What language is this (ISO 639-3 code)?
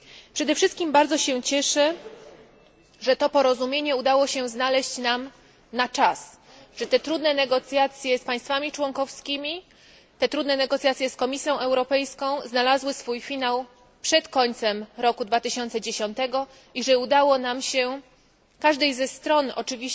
pol